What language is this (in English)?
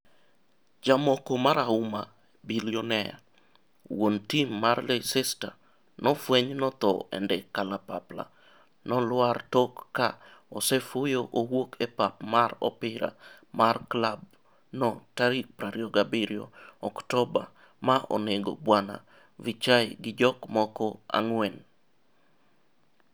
Luo (Kenya and Tanzania)